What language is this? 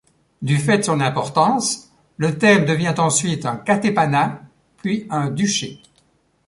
French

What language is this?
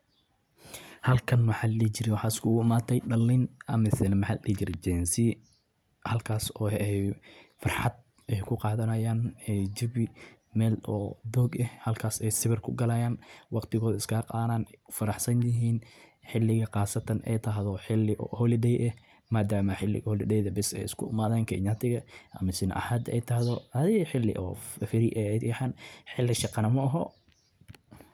Somali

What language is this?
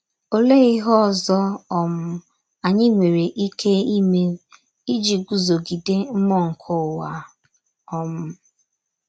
Igbo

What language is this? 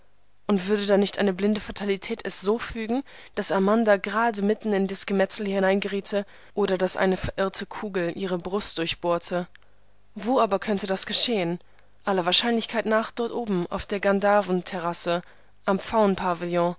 German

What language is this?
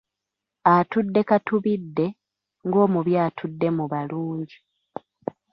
Ganda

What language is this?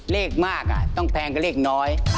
Thai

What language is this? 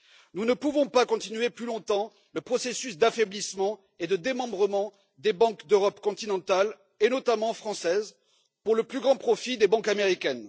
French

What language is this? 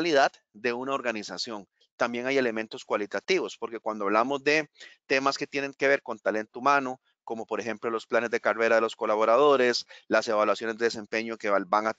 Spanish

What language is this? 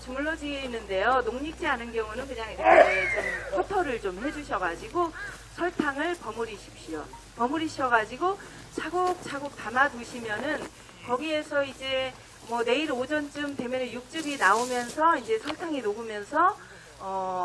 Korean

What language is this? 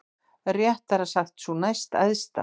Icelandic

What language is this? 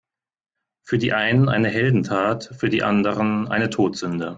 German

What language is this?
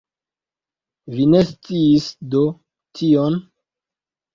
Esperanto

